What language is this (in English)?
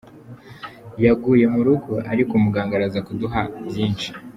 Kinyarwanda